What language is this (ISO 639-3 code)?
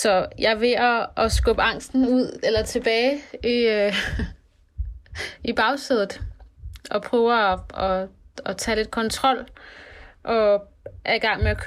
dan